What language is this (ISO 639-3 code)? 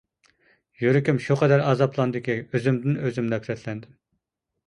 uig